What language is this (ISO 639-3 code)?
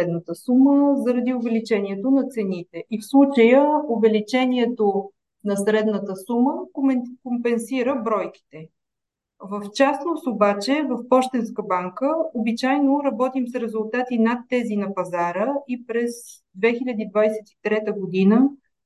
bul